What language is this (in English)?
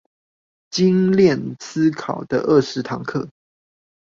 Chinese